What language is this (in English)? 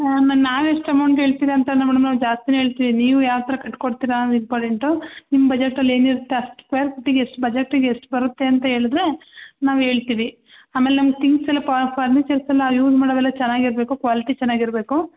Kannada